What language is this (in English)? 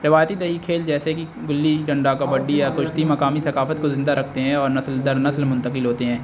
Urdu